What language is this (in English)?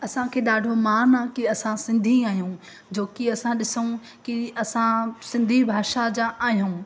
Sindhi